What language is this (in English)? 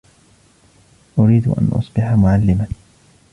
Arabic